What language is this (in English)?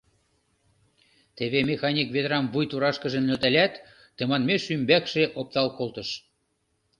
Mari